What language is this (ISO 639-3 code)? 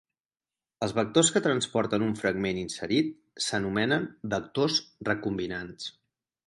cat